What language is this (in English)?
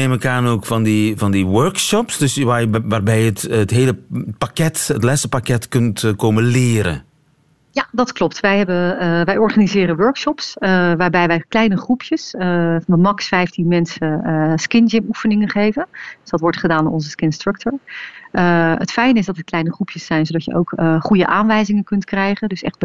Dutch